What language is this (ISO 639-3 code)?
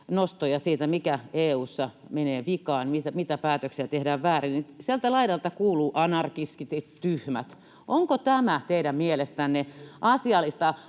fin